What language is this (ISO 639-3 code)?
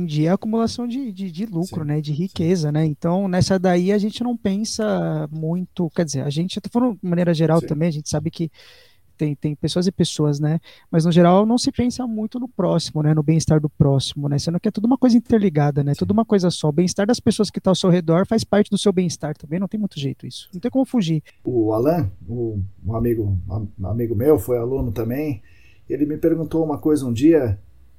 por